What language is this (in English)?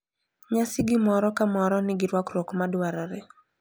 Luo (Kenya and Tanzania)